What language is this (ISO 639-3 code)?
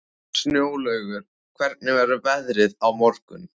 isl